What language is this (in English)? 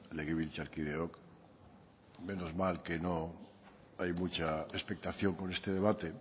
Spanish